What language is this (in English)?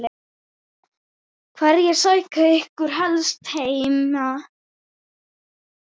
Icelandic